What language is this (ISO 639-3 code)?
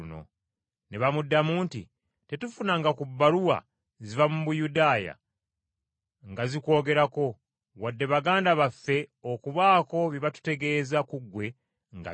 lug